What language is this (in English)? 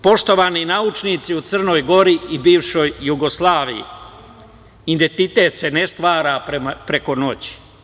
Serbian